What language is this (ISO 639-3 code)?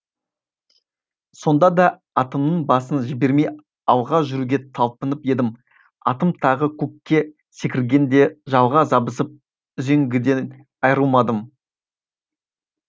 kaz